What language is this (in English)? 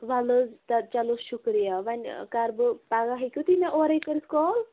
Kashmiri